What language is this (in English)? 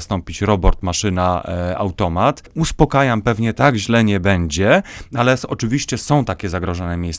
Polish